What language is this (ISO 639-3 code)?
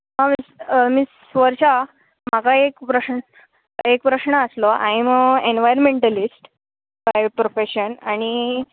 kok